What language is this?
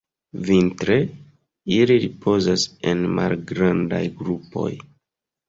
Esperanto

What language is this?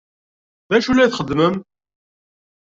Kabyle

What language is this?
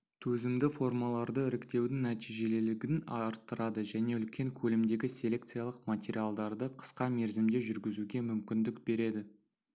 Kazakh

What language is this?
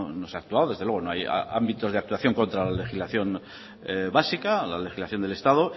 Spanish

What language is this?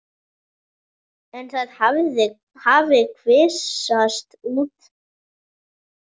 Icelandic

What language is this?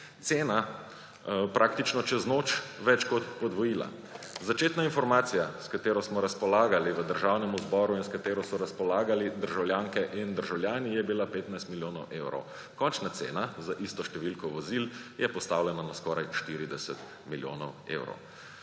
Slovenian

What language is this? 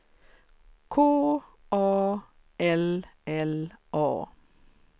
Swedish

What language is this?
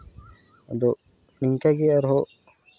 Santali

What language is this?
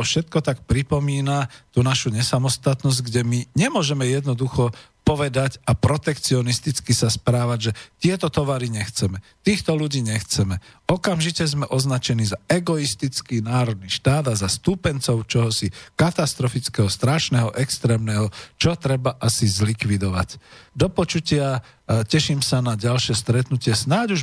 Slovak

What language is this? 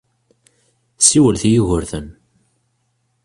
Kabyle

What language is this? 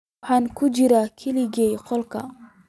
Somali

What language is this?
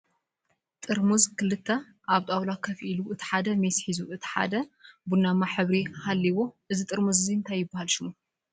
Tigrinya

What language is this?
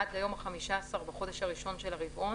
Hebrew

